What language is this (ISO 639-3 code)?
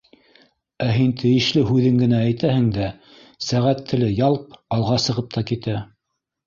bak